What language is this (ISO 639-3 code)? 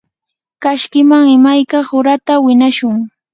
qur